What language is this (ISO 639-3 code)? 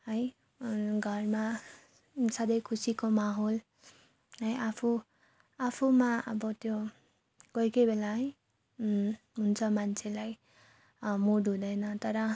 nep